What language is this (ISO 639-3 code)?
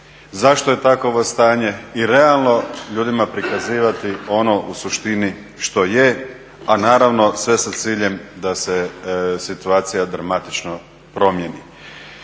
hrv